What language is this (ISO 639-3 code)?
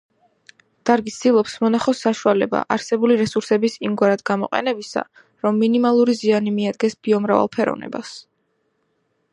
kat